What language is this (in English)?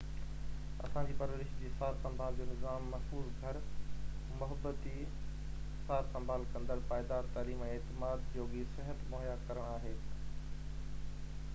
Sindhi